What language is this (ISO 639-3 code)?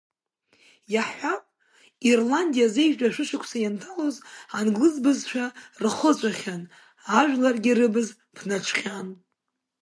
abk